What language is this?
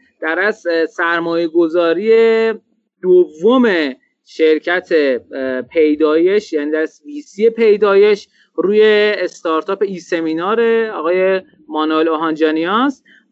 Persian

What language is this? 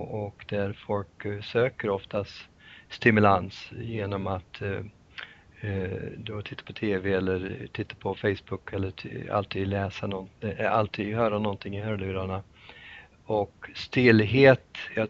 Swedish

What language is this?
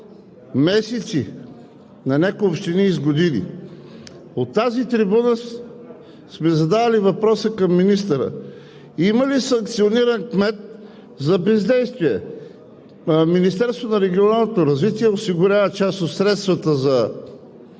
Bulgarian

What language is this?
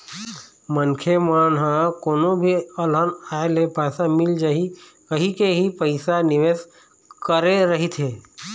Chhattisgarhi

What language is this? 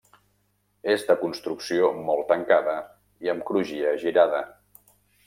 Catalan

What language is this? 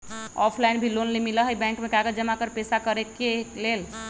Magahi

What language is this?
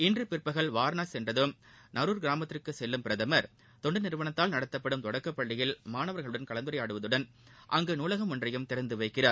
Tamil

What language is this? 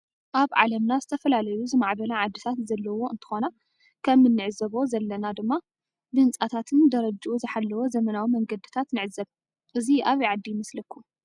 Tigrinya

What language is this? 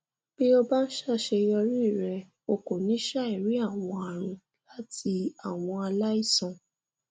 Yoruba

